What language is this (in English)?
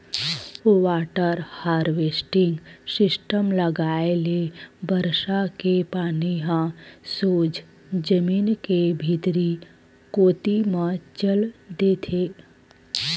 Chhattisgarhi